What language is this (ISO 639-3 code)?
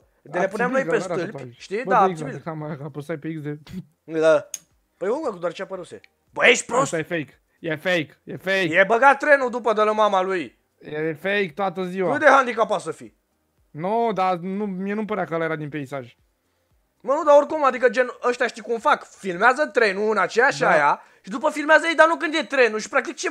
ron